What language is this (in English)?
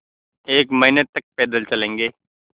Hindi